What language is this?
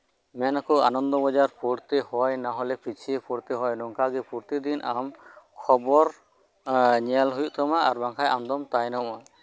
Santali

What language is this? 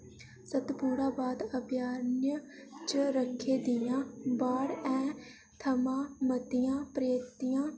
Dogri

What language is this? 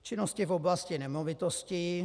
Czech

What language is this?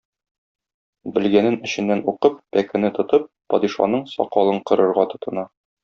Tatar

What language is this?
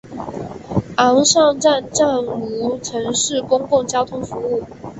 Chinese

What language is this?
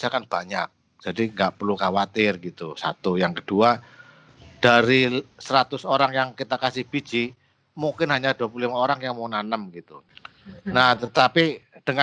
Indonesian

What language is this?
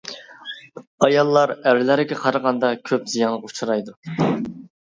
Uyghur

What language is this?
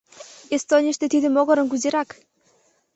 Mari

